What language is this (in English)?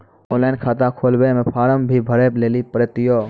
Maithili